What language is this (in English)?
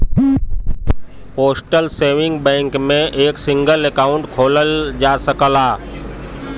Bhojpuri